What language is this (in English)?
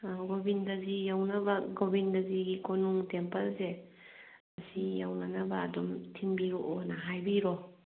Manipuri